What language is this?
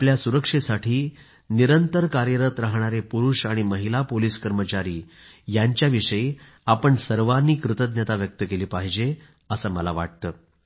Marathi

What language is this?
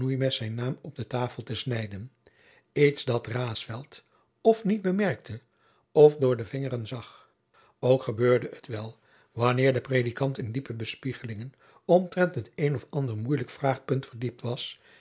Dutch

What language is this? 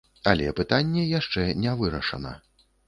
Belarusian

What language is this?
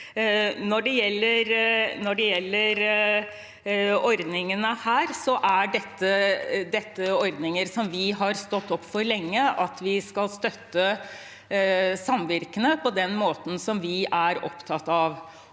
Norwegian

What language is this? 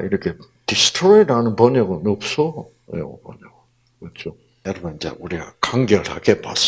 Korean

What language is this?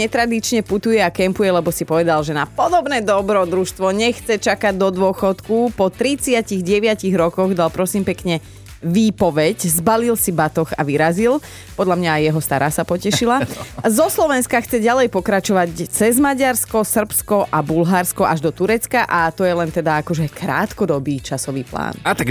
Slovak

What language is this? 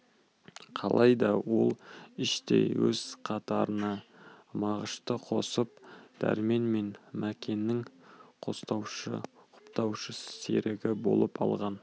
Kazakh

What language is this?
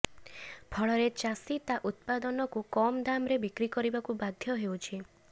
Odia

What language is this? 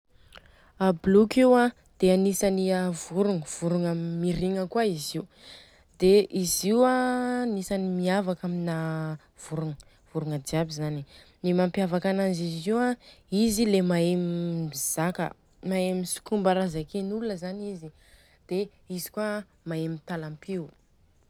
Southern Betsimisaraka Malagasy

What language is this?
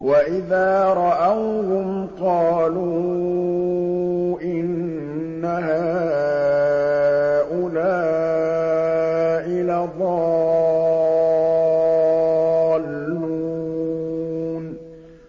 Arabic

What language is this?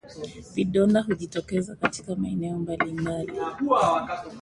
Swahili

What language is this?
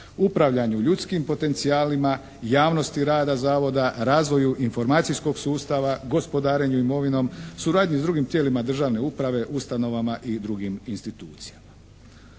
Croatian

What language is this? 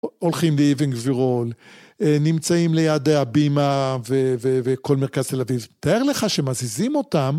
Hebrew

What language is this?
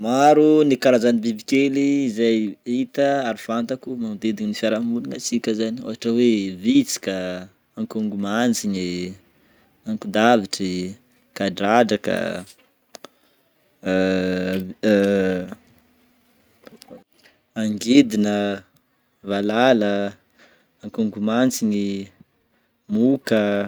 Northern Betsimisaraka Malagasy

